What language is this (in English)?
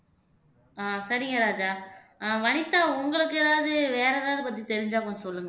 Tamil